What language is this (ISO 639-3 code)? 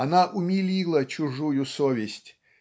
rus